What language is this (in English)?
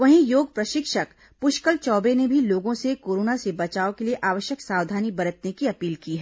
Hindi